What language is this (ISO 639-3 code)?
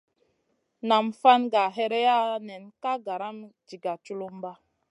mcn